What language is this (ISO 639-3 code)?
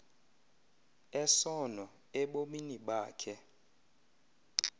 xho